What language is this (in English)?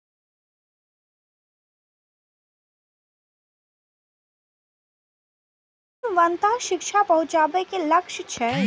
Maithili